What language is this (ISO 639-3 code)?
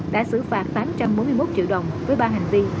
vie